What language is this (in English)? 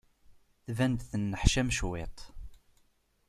Kabyle